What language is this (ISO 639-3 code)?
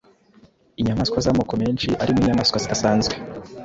kin